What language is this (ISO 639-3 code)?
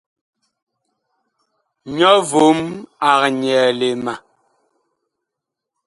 bkh